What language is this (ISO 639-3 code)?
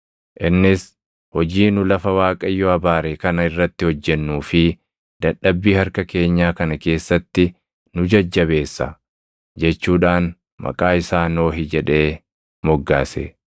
orm